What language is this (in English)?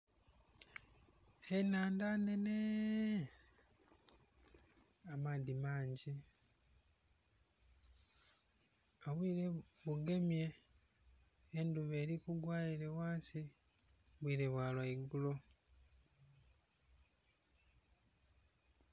Soga